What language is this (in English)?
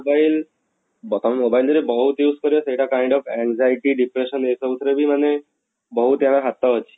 Odia